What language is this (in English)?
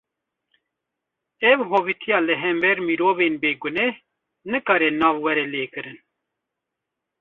Kurdish